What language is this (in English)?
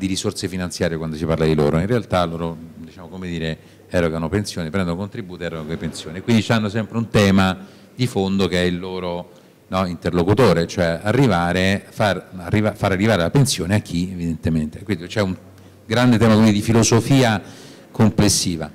Italian